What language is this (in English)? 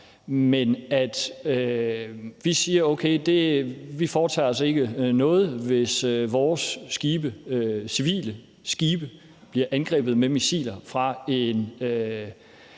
Danish